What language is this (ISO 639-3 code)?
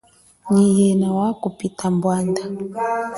cjk